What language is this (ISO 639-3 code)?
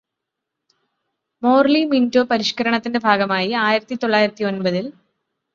mal